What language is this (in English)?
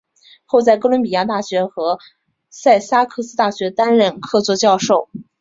Chinese